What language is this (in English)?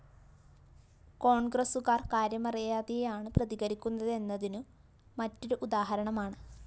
Malayalam